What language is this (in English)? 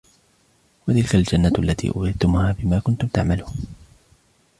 Arabic